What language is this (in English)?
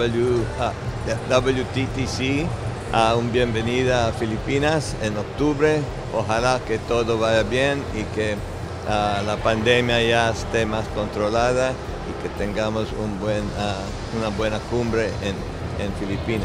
Spanish